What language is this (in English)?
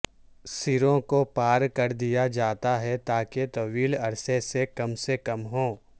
Urdu